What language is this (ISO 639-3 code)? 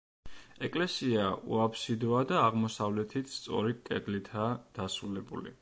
kat